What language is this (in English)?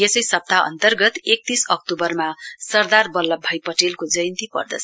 Nepali